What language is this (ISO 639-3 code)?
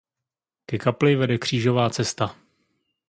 ces